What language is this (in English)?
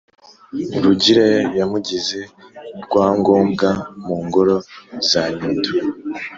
Kinyarwanda